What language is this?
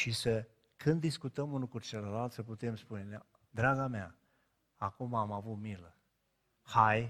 Romanian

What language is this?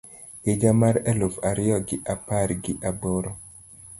Luo (Kenya and Tanzania)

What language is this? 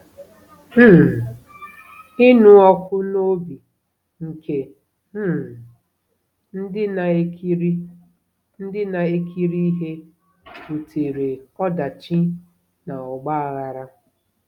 Igbo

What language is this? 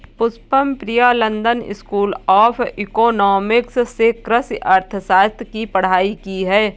Hindi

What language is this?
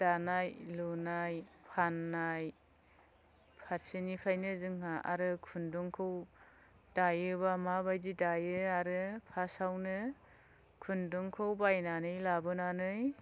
Bodo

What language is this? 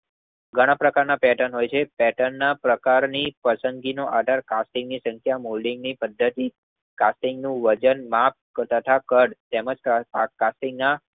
Gujarati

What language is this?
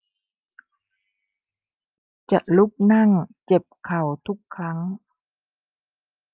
Thai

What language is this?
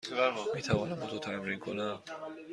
Persian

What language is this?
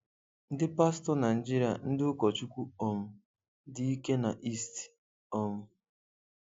Igbo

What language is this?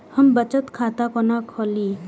Maithili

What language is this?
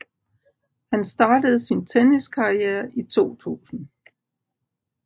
Danish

